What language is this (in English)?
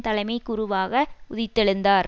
Tamil